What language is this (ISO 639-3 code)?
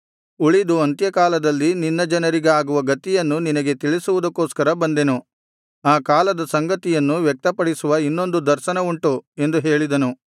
kan